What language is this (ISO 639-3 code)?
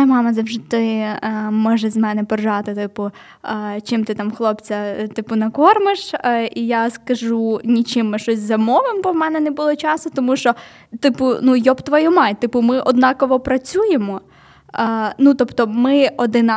ukr